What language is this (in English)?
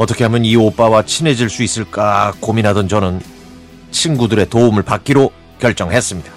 Korean